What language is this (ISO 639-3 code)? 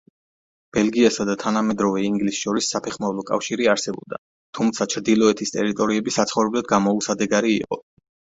kat